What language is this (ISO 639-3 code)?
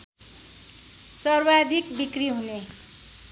nep